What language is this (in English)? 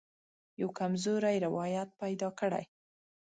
Pashto